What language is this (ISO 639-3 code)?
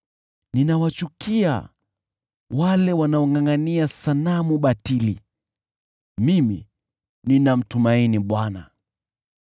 swa